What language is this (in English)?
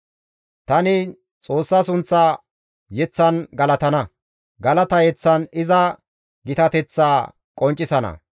Gamo